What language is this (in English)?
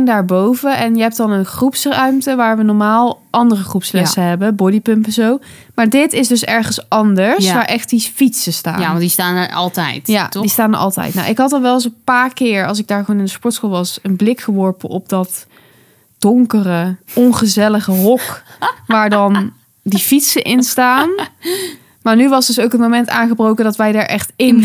Dutch